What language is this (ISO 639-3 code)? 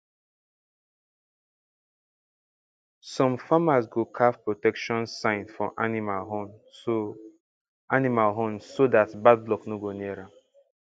pcm